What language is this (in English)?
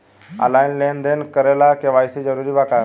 Bhojpuri